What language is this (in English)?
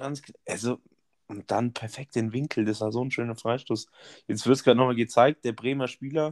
German